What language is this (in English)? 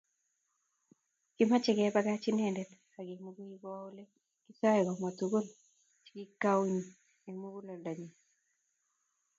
Kalenjin